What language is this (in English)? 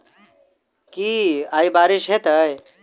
Maithili